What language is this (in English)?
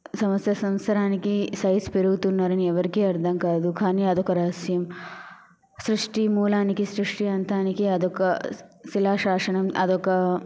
Telugu